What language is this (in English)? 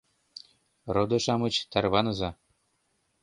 Mari